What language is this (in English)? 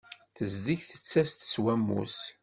Kabyle